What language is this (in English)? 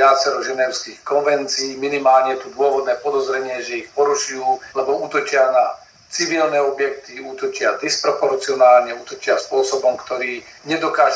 Slovak